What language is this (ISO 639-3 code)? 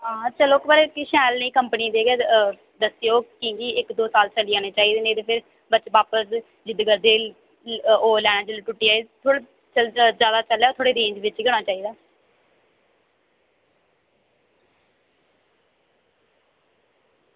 doi